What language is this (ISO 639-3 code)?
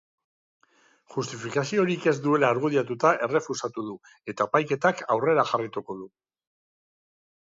eus